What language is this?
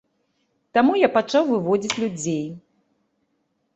Belarusian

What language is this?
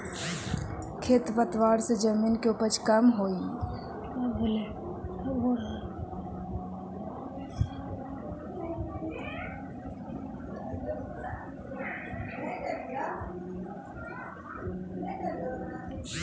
Magahi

